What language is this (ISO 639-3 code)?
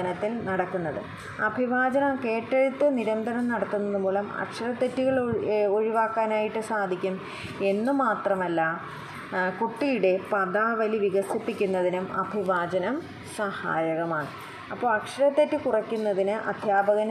mal